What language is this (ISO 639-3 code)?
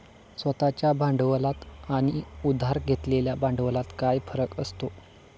mar